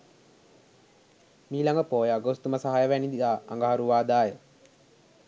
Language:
Sinhala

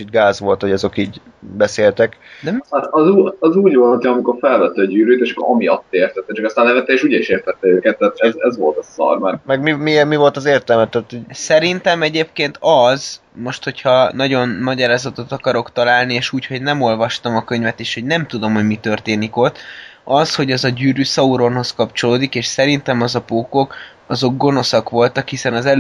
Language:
Hungarian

